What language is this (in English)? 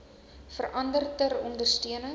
Afrikaans